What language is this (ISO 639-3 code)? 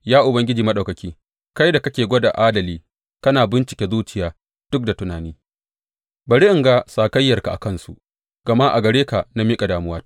hau